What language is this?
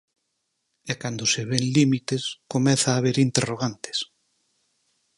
Galician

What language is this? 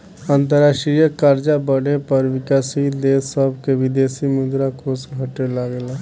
Bhojpuri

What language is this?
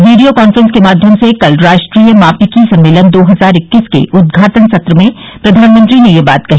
Hindi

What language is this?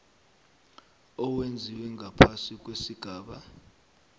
South Ndebele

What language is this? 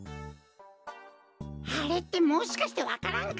Japanese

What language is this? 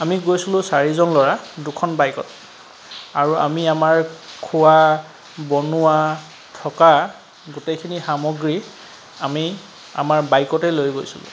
Assamese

